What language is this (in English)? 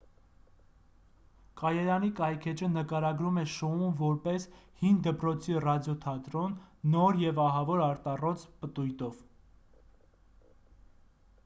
Armenian